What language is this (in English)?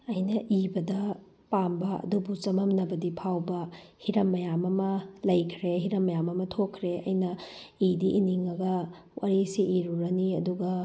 Manipuri